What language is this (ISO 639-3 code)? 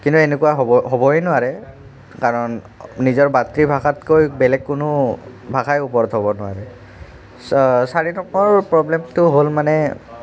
asm